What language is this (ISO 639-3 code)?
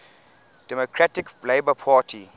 eng